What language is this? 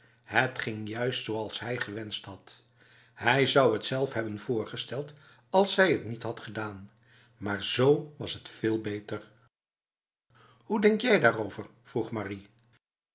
Dutch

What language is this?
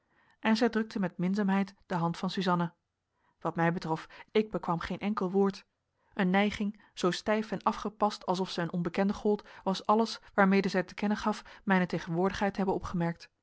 Dutch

